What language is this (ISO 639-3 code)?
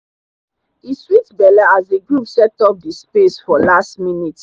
pcm